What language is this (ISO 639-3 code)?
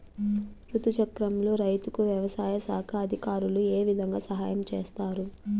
tel